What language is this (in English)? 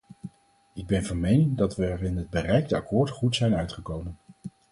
Dutch